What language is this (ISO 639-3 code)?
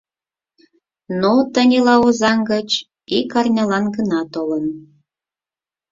chm